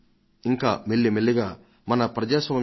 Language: Telugu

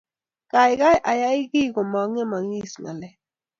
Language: Kalenjin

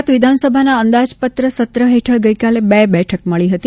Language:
Gujarati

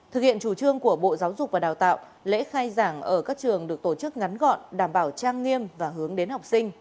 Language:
Vietnamese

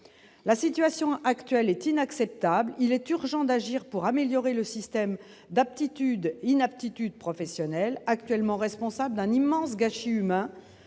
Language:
French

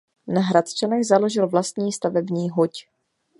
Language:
Czech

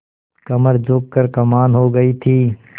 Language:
Hindi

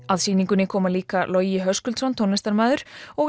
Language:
Icelandic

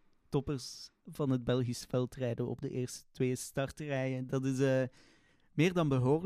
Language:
Dutch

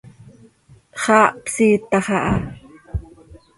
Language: Seri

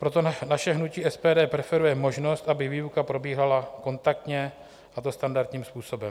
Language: Czech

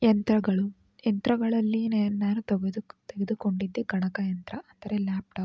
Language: Kannada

